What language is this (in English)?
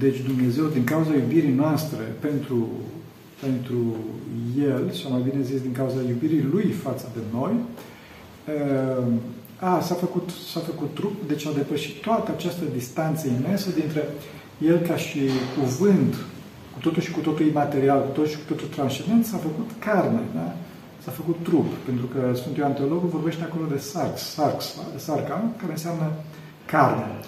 Romanian